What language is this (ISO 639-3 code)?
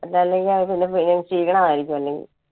mal